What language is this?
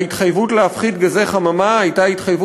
Hebrew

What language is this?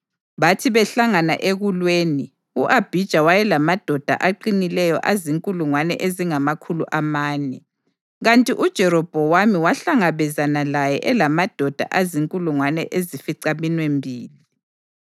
North Ndebele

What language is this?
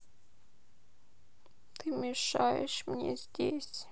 Russian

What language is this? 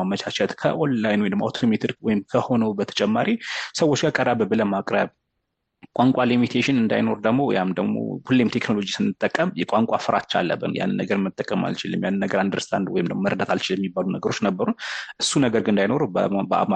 Amharic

